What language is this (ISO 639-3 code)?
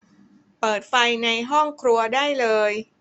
tha